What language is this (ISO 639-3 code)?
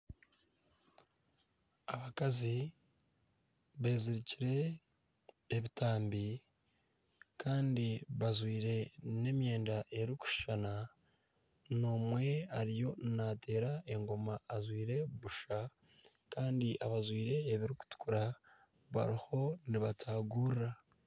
nyn